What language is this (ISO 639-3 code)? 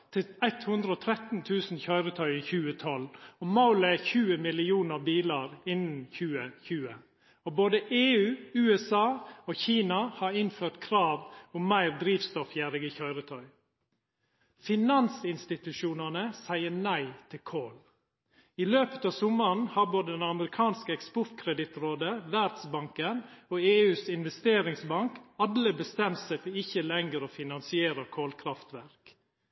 nno